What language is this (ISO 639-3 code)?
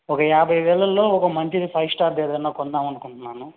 tel